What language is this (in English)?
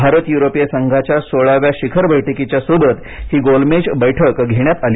Marathi